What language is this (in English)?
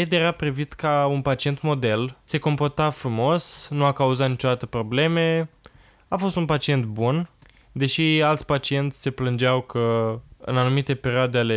Romanian